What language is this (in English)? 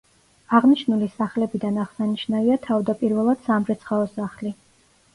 Georgian